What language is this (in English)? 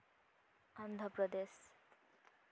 Santali